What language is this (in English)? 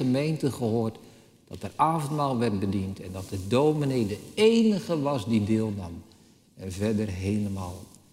Dutch